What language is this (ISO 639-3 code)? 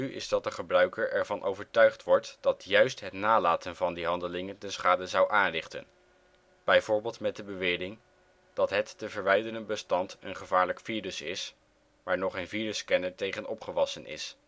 nld